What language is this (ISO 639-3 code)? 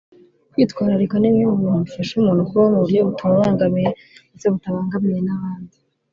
kin